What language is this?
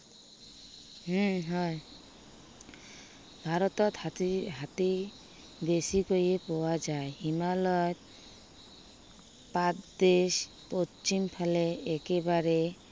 Assamese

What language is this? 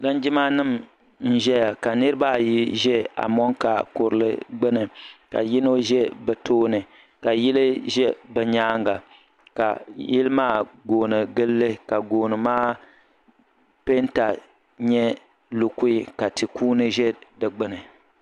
Dagbani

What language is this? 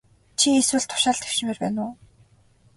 Mongolian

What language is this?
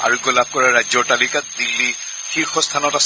Assamese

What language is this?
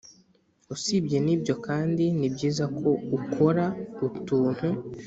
Kinyarwanda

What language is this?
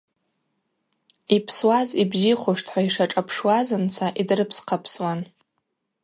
Abaza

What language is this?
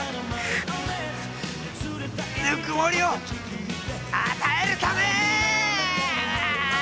Japanese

